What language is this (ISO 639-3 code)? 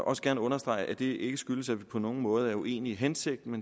dan